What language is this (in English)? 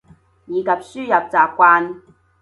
Cantonese